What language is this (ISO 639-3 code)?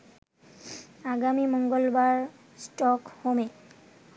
ben